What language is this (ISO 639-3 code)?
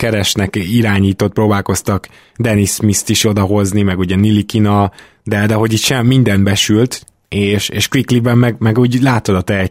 hun